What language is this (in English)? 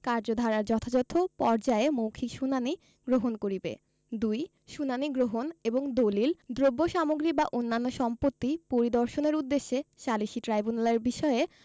Bangla